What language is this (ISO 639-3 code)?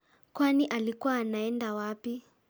kik